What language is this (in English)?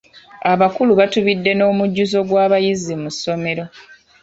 Ganda